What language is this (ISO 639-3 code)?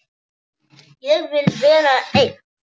isl